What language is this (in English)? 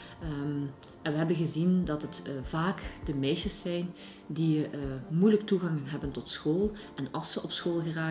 Dutch